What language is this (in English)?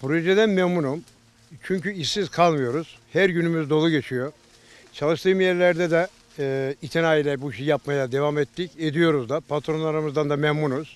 Turkish